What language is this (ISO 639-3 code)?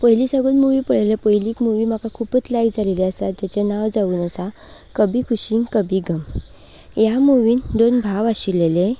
kok